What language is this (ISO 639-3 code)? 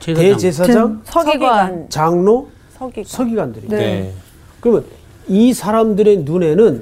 kor